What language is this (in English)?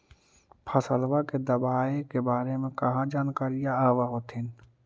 Magahi